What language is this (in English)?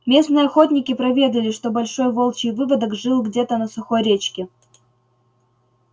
Russian